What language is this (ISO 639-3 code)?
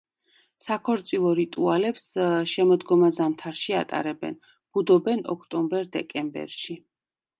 kat